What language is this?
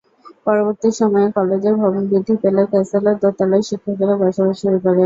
Bangla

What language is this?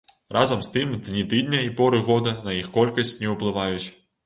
Belarusian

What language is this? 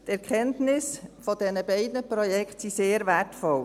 Swiss German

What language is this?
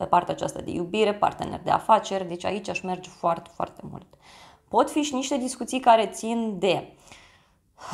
Romanian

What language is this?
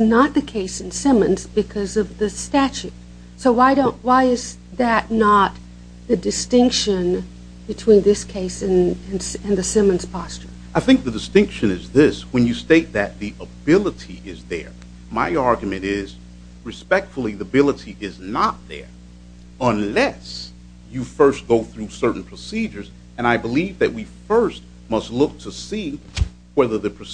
English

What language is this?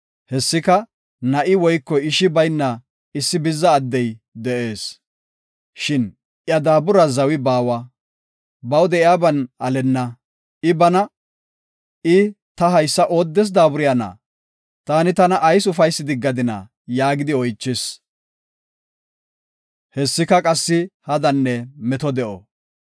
Gofa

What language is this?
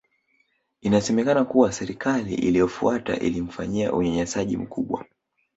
Swahili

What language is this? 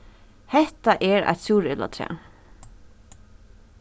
Faroese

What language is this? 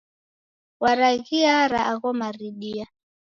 Taita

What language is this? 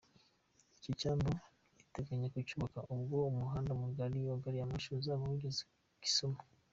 Kinyarwanda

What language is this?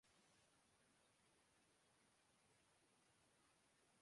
Urdu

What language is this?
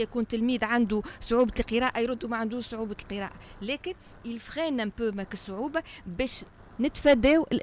Arabic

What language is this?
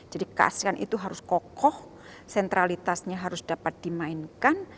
Indonesian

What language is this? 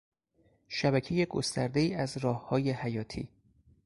Persian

